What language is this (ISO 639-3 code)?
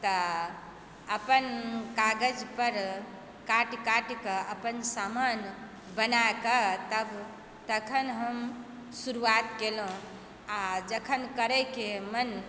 mai